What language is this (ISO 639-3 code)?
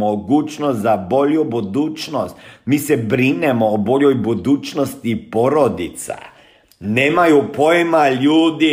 hrv